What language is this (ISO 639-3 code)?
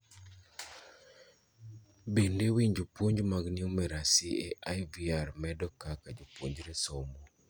luo